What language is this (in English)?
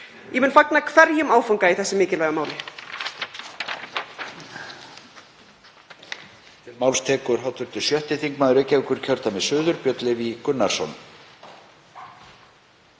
Icelandic